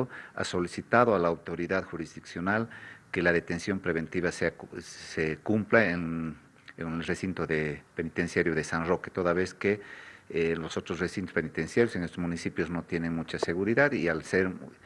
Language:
Spanish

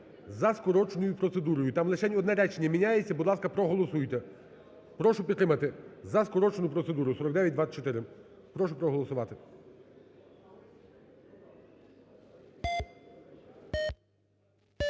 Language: Ukrainian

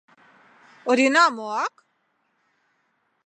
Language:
Mari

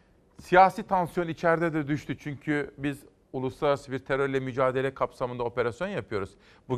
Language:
Turkish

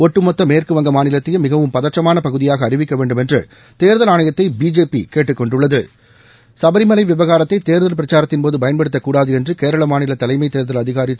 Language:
Tamil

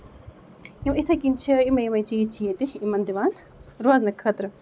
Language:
Kashmiri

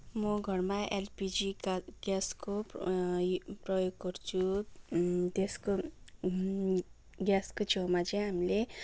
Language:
Nepali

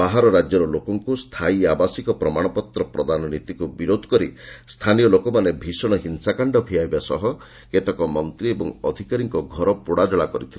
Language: Odia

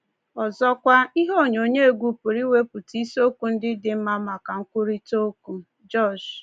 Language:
Igbo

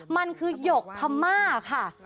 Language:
Thai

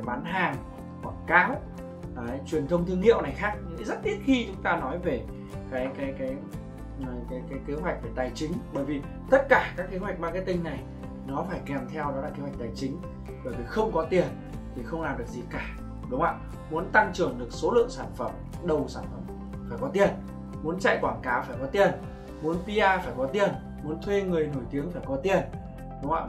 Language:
Vietnamese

